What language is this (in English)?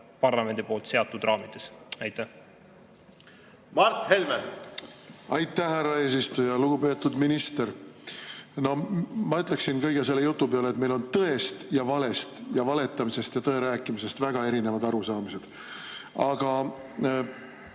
Estonian